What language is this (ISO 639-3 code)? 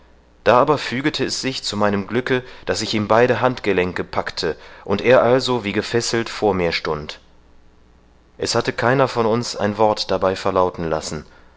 deu